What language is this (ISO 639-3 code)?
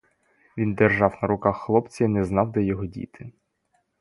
ukr